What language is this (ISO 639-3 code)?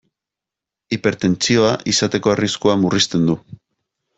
eus